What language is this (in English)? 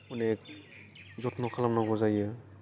Bodo